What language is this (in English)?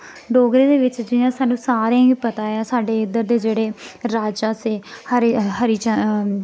Dogri